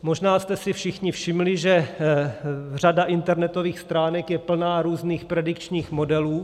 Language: Czech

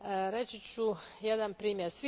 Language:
Croatian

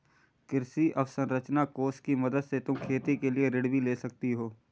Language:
Hindi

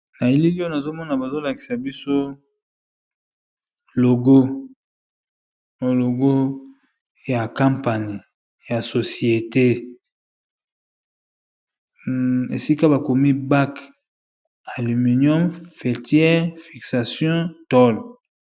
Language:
Lingala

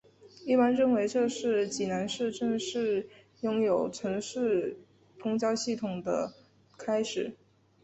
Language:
Chinese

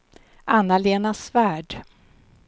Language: Swedish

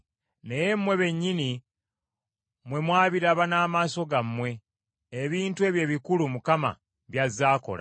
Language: Ganda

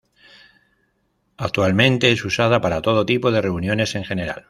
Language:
Spanish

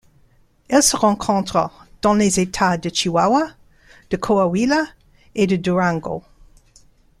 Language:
French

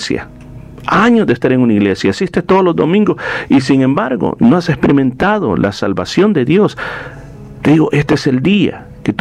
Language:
Spanish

